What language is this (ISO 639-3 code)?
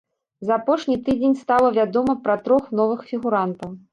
bel